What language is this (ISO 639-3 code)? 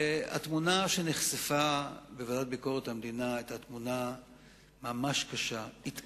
heb